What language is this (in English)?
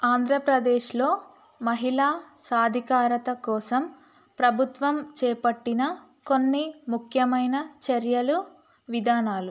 Telugu